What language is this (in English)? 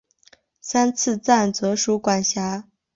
Chinese